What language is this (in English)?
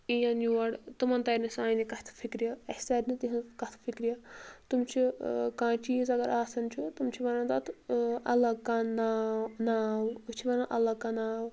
Kashmiri